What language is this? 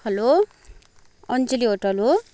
Nepali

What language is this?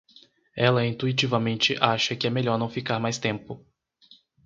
Portuguese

